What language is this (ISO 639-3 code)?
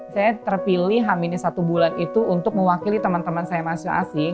ind